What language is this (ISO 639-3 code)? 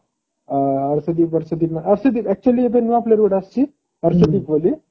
ori